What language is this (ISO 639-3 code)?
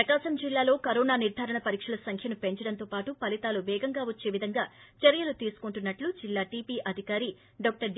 tel